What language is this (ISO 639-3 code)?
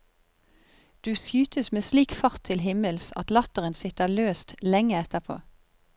nor